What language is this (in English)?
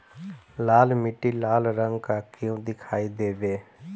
Bhojpuri